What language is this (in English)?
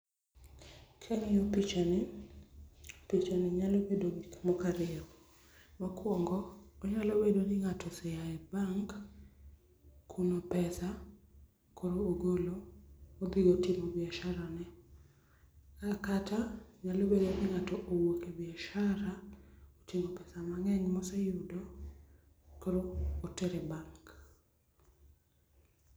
Luo (Kenya and Tanzania)